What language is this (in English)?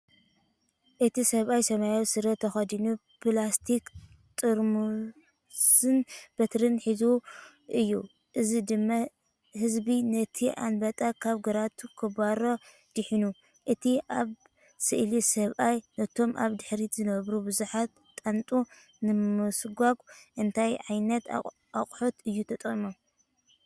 Tigrinya